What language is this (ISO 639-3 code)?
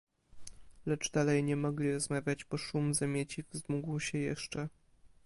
pol